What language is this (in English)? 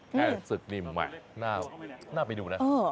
Thai